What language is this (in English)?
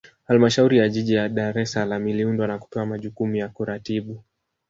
Swahili